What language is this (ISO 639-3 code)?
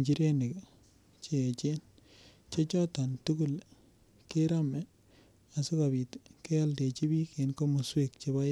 kln